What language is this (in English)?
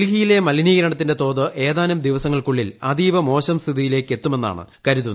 Malayalam